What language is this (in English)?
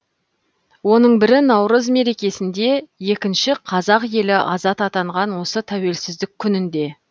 Kazakh